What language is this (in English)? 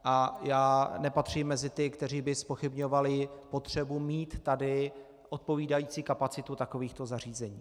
Czech